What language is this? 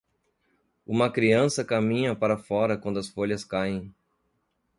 Portuguese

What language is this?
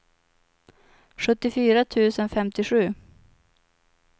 Swedish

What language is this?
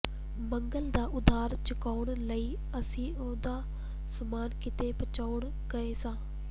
Punjabi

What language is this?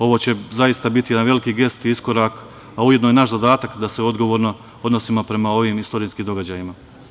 Serbian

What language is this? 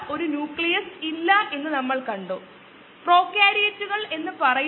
Malayalam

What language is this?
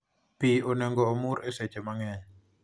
Luo (Kenya and Tanzania)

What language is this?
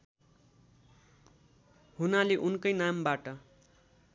Nepali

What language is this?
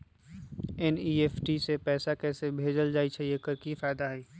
Magahi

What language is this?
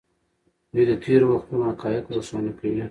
Pashto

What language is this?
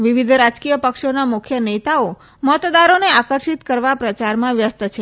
Gujarati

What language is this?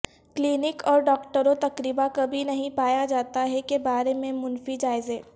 Urdu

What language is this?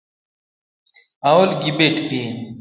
Luo (Kenya and Tanzania)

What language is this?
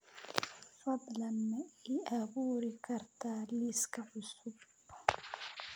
Somali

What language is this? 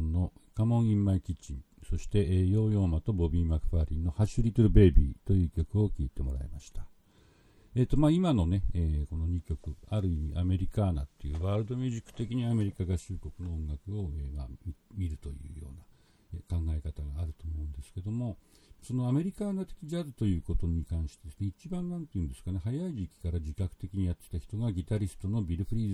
Japanese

